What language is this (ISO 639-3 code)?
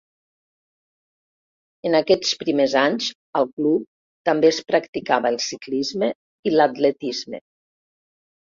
cat